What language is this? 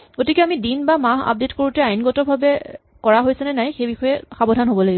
Assamese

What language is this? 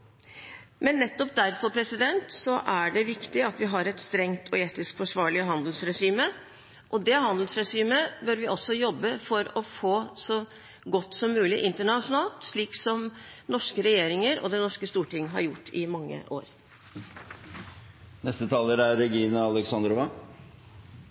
Norwegian Bokmål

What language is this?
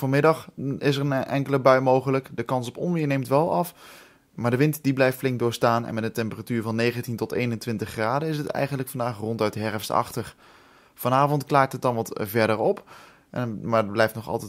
Dutch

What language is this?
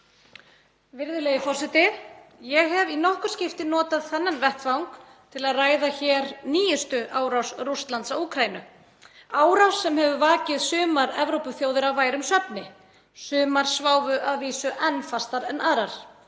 Icelandic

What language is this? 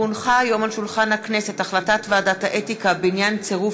Hebrew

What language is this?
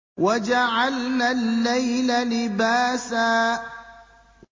Arabic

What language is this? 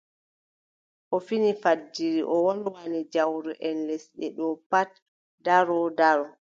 Adamawa Fulfulde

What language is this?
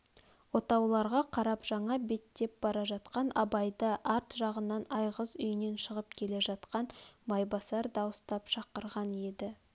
Kazakh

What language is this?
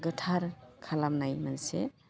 Bodo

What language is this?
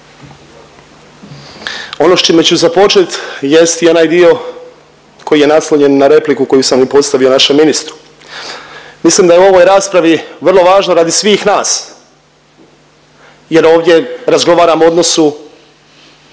Croatian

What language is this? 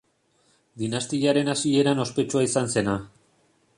Basque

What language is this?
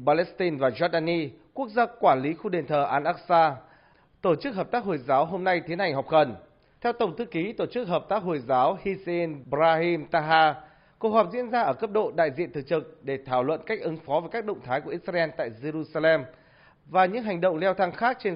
Vietnamese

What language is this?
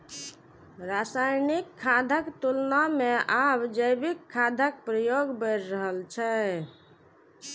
Maithili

